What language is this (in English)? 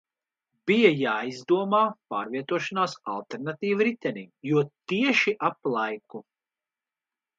Latvian